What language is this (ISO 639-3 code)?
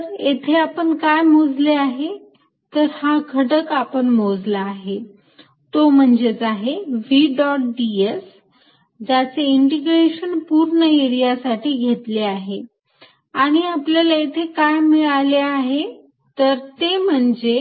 mar